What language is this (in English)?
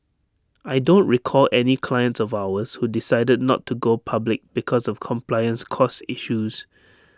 English